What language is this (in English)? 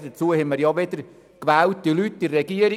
Swiss German